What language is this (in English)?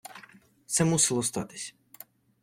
Ukrainian